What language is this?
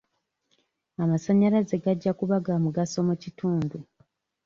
Ganda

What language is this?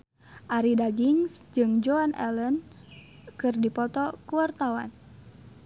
Sundanese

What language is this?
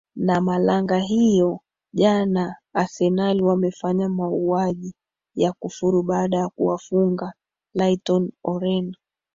Swahili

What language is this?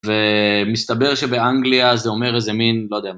Hebrew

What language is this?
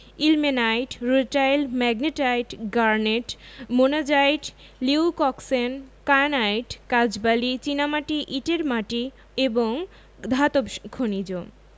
Bangla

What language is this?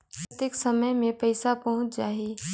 Chhattisgarhi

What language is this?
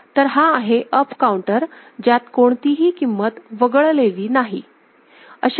Marathi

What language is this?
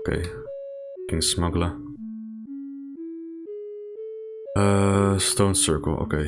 English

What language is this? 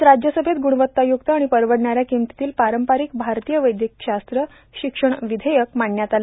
Marathi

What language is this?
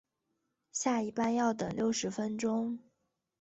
Chinese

